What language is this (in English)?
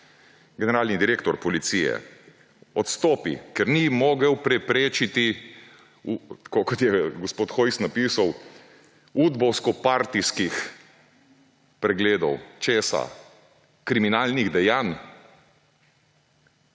Slovenian